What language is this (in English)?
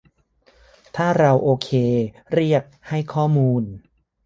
Thai